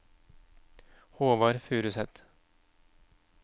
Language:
Norwegian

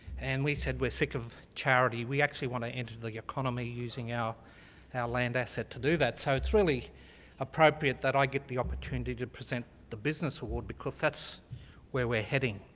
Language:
English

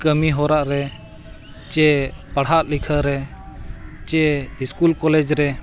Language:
Santali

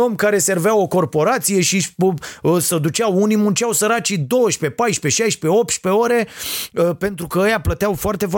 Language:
Romanian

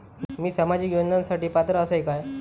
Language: Marathi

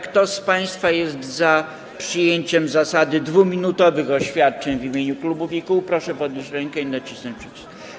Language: Polish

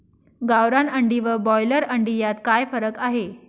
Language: Marathi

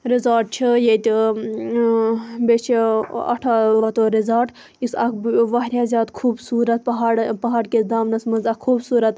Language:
Kashmiri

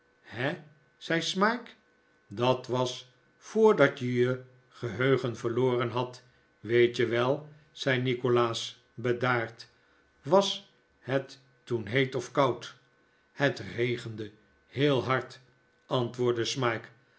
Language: Dutch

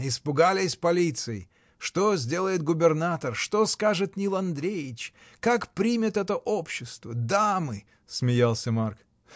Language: Russian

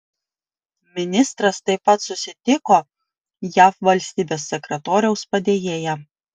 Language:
Lithuanian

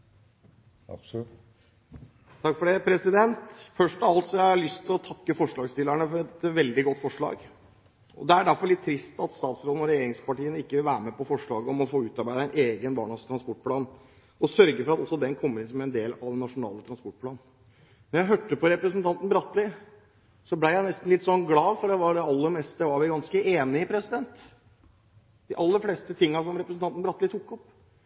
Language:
Norwegian Bokmål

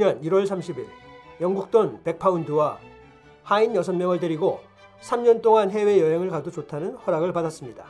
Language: Korean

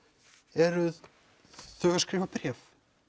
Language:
Icelandic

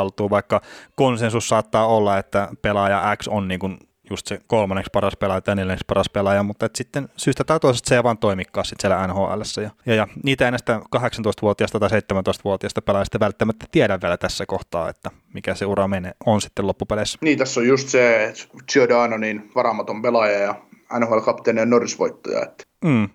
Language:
Finnish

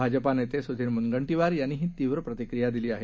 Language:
Marathi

